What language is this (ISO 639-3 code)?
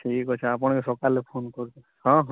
ori